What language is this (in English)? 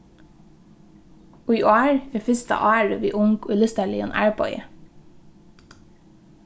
Faroese